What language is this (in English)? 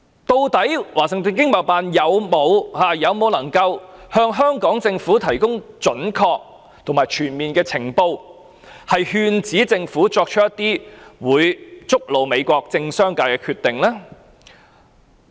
Cantonese